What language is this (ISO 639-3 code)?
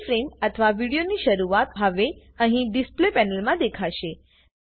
guj